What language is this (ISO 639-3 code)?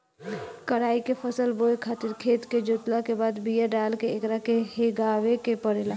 bho